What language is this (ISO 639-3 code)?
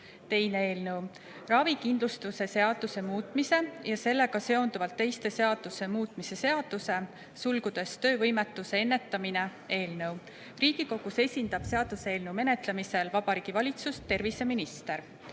est